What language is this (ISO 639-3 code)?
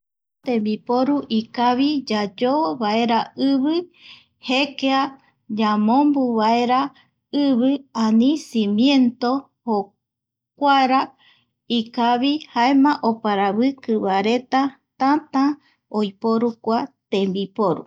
gui